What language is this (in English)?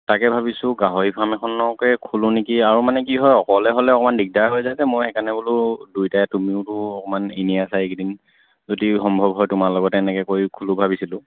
Assamese